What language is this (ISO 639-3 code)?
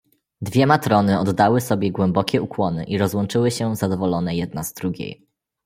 pol